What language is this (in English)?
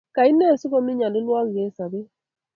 Kalenjin